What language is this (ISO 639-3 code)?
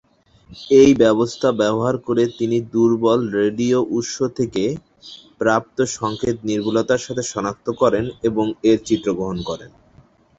ben